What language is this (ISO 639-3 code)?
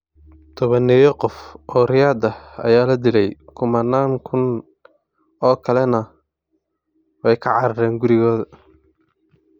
som